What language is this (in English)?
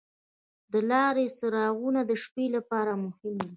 Pashto